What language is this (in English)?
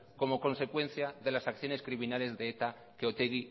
Spanish